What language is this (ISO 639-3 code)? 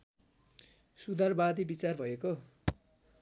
nep